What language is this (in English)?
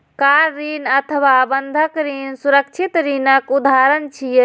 Maithili